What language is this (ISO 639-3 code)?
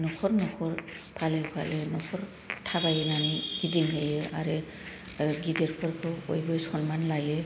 brx